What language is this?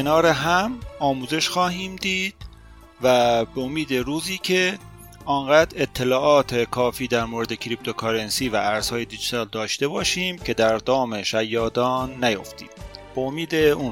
Persian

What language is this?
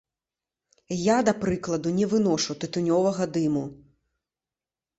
Belarusian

